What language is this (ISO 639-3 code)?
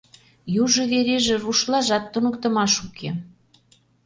chm